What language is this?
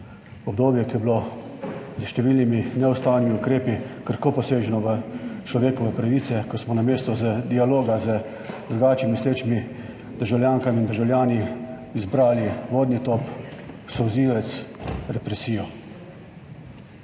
Slovenian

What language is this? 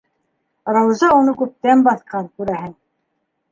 Bashkir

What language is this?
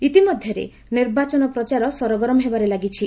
Odia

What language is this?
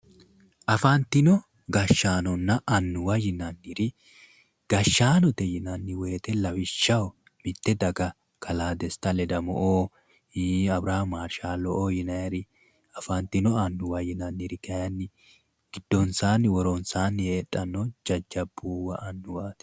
Sidamo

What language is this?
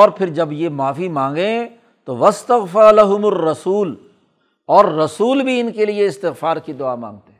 Urdu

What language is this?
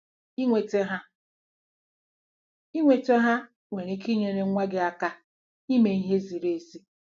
Igbo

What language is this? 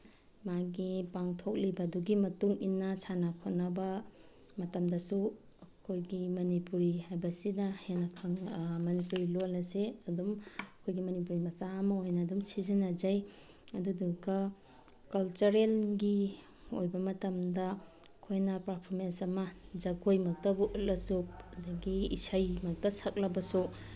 Manipuri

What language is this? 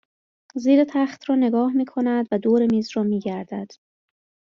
Persian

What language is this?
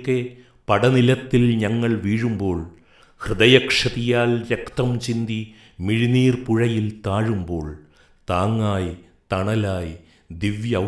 Malayalam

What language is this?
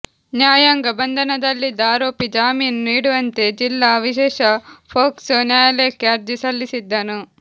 Kannada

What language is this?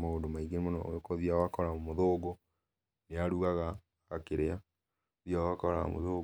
Kikuyu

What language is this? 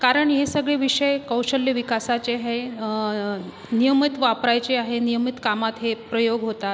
Marathi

